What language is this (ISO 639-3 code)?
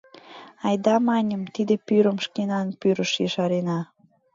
chm